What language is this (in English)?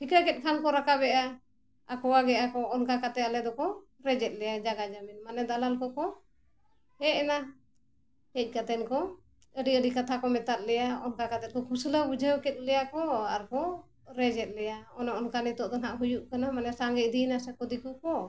Santali